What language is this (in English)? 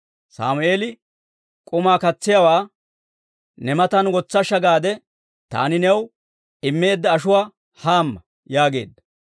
Dawro